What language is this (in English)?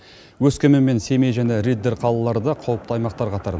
Kazakh